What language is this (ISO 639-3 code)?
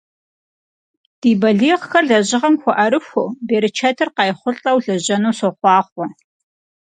kbd